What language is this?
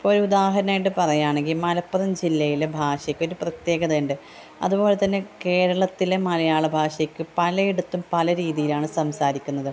Malayalam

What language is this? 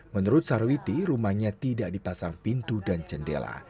Indonesian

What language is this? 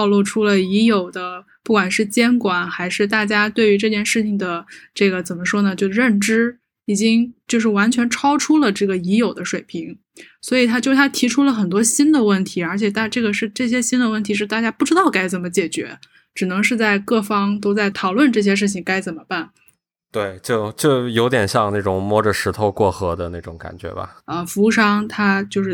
Chinese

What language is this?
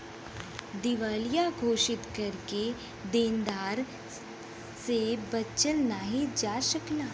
Bhojpuri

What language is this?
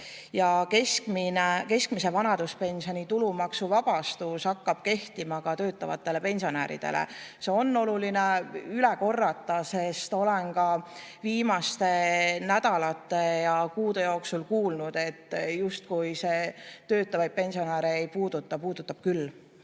Estonian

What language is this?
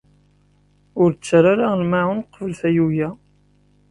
Kabyle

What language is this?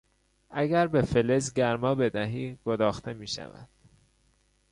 Persian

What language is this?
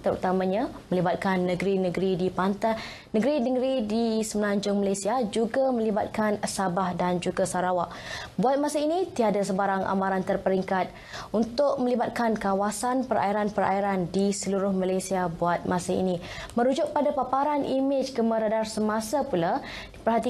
Malay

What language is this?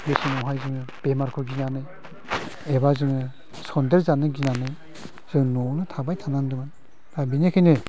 Bodo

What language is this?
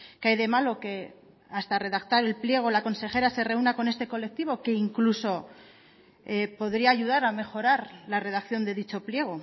Spanish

